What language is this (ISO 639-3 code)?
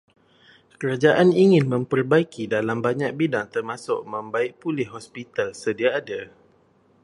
msa